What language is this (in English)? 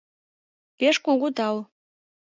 Mari